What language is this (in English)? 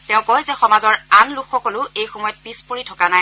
Assamese